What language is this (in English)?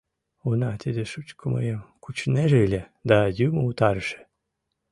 Mari